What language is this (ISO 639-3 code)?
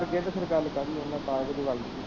pan